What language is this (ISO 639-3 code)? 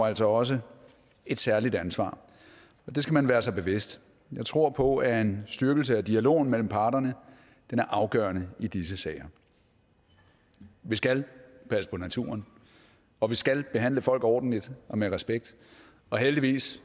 dan